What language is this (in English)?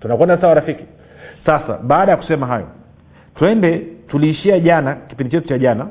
Swahili